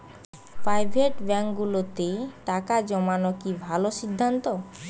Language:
Bangla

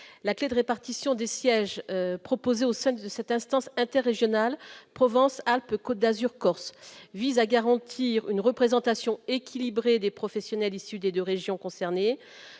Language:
French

